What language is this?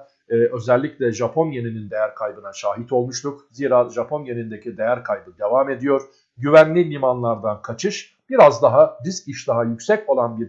Turkish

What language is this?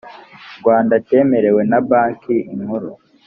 Kinyarwanda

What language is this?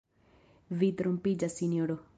Esperanto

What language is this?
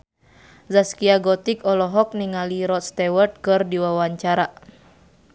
Sundanese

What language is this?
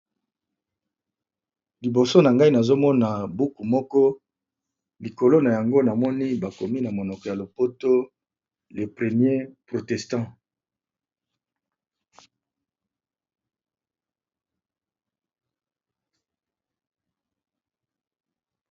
Lingala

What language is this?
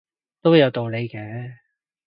Cantonese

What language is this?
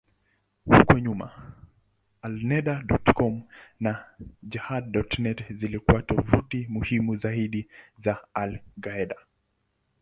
Swahili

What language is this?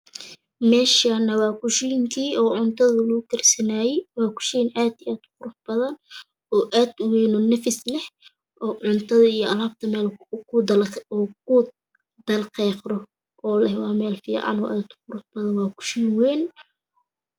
Somali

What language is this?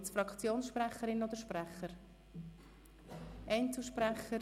Swiss German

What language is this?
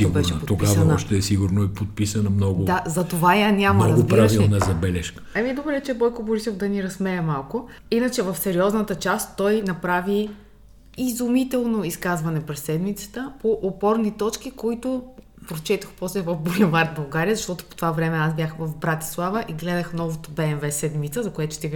Bulgarian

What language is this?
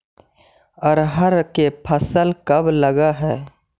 Magahi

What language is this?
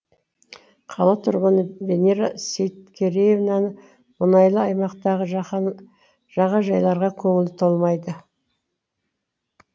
Kazakh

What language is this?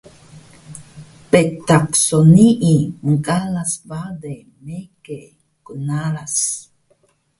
Taroko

